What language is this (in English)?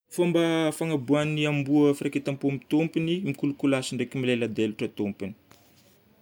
Northern Betsimisaraka Malagasy